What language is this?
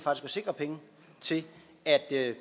Danish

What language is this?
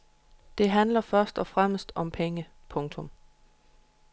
Danish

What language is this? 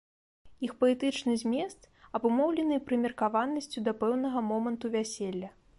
Belarusian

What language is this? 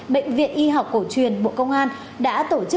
Vietnamese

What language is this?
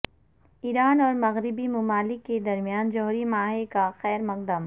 Urdu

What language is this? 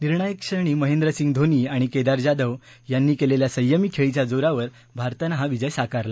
Marathi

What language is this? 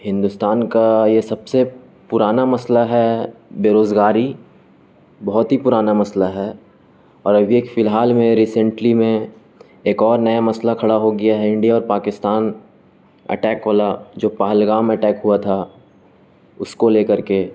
Urdu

